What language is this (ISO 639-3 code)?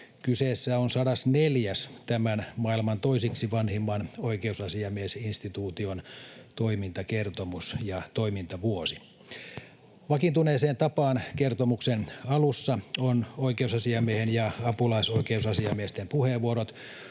fin